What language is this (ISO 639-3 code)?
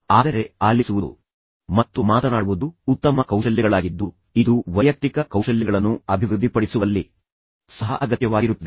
kan